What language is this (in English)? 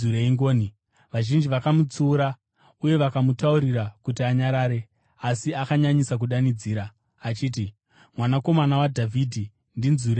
Shona